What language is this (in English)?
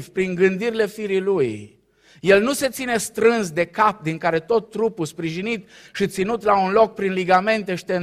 Romanian